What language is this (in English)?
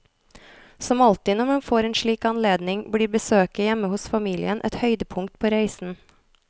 Norwegian